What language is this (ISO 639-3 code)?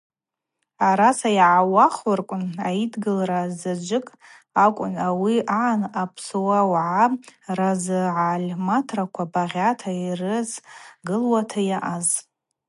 abq